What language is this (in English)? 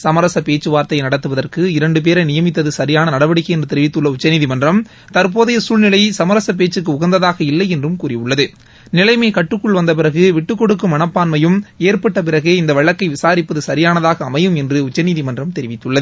Tamil